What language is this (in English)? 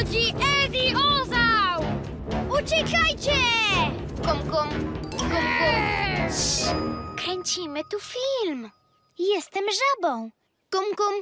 Polish